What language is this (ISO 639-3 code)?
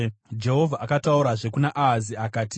sna